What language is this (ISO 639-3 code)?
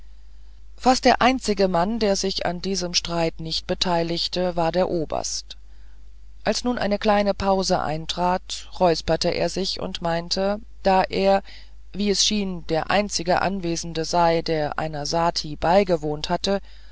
deu